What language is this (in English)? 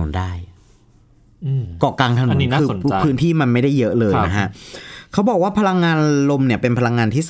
Thai